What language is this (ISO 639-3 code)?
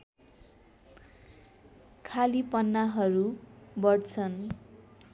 nep